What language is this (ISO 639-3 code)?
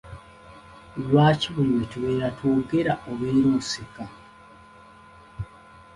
lug